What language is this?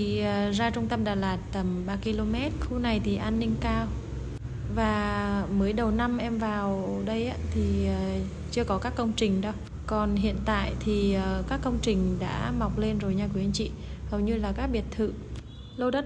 Vietnamese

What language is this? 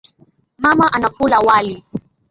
Swahili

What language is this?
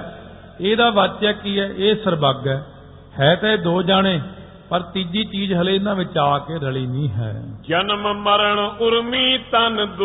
Punjabi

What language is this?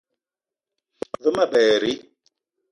Eton (Cameroon)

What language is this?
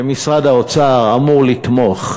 Hebrew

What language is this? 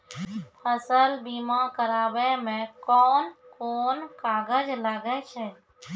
Maithili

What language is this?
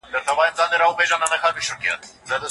Pashto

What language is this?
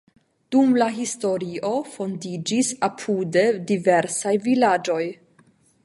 Esperanto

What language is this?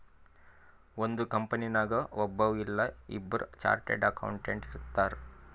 Kannada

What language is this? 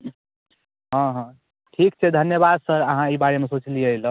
Maithili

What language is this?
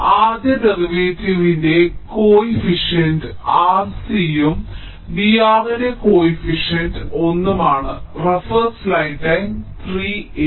Malayalam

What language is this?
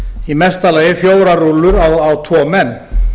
Icelandic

